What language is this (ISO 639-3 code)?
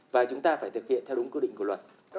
vie